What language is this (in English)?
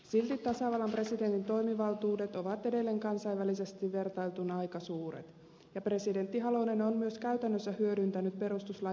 Finnish